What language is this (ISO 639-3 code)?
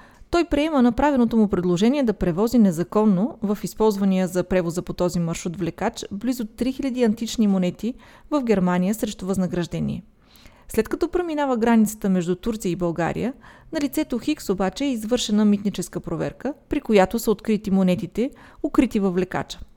bul